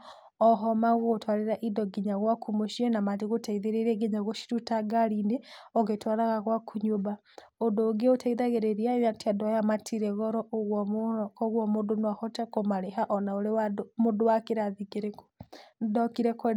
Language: Kikuyu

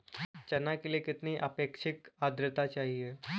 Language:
Hindi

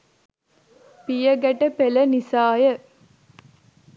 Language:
Sinhala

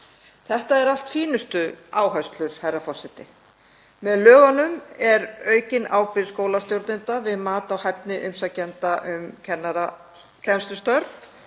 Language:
Icelandic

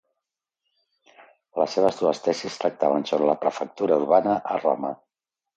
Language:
Catalan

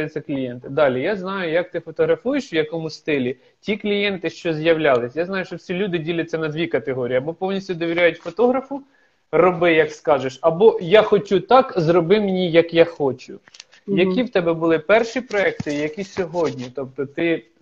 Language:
Ukrainian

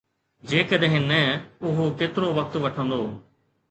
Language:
Sindhi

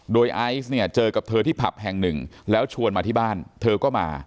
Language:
Thai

